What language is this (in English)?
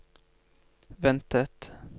Norwegian